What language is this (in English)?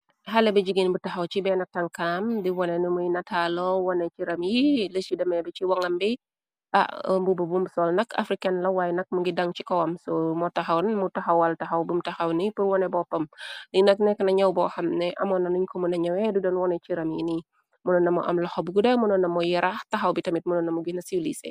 Wolof